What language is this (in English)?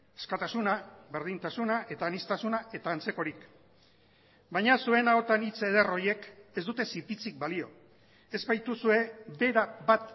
Basque